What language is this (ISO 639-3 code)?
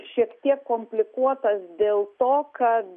lit